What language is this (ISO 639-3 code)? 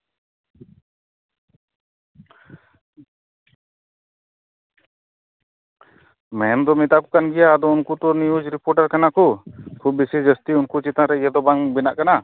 sat